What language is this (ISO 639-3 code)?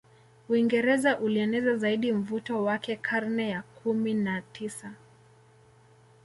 swa